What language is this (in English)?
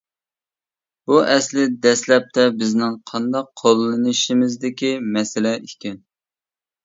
Uyghur